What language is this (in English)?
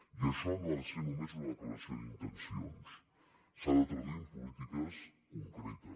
Catalan